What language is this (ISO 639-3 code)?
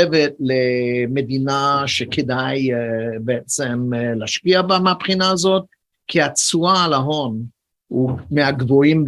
heb